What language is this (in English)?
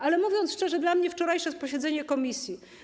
Polish